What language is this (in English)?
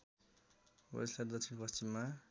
Nepali